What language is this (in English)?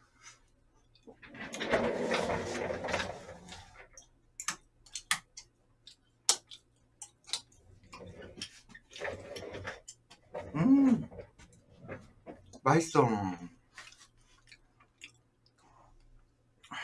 Korean